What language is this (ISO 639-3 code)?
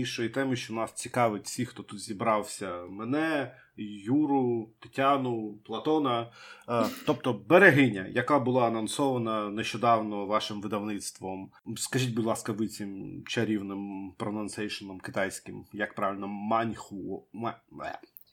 ukr